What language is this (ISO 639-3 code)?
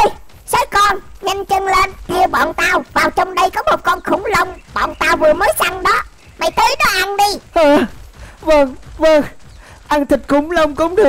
vie